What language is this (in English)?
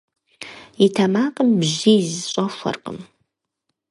Kabardian